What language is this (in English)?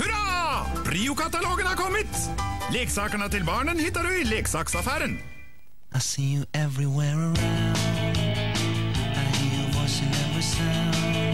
Swedish